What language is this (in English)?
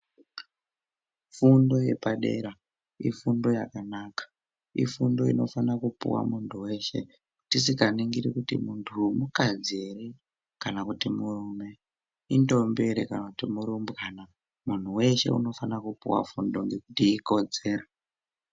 Ndau